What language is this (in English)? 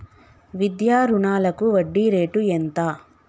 Telugu